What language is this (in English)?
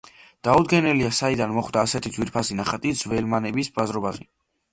Georgian